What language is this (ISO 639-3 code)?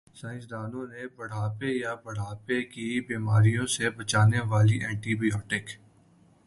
urd